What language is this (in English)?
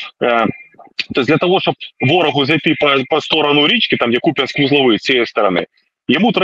Ukrainian